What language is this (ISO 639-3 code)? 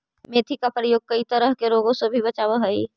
mag